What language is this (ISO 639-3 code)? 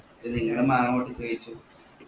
mal